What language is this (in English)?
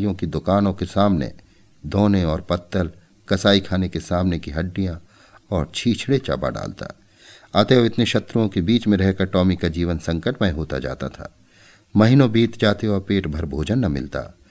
Hindi